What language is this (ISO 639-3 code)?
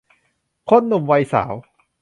tha